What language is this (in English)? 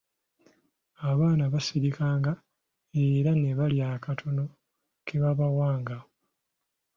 Ganda